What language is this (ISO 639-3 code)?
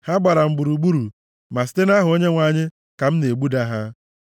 ibo